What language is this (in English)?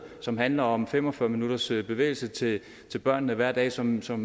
Danish